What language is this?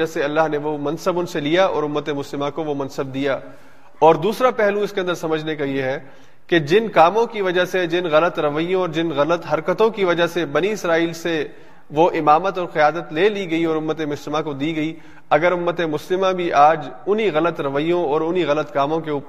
Urdu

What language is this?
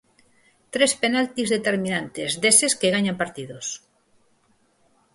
Galician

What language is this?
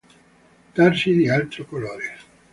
Italian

